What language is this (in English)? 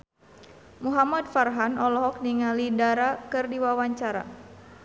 Sundanese